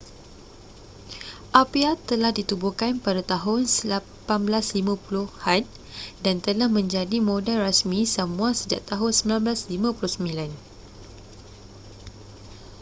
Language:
Malay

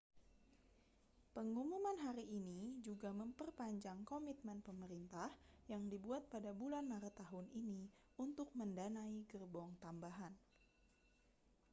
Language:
Indonesian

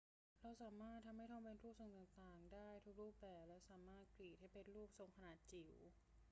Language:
Thai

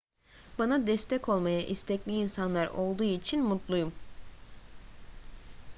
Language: Turkish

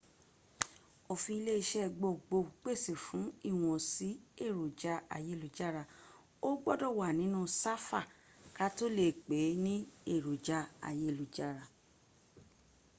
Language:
Yoruba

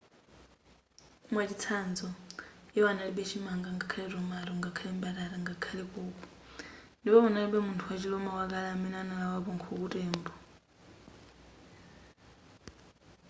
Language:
Nyanja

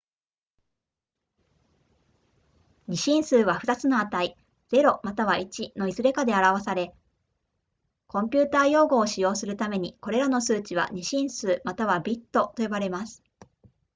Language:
Japanese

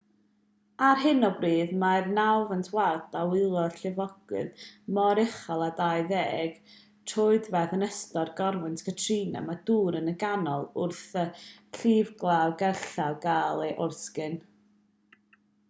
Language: Welsh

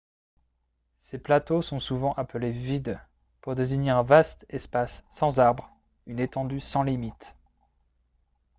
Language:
French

